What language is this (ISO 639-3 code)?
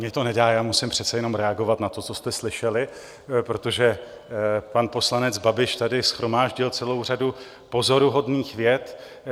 ces